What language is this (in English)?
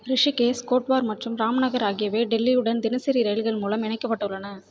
Tamil